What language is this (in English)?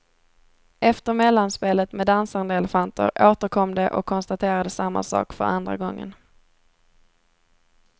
Swedish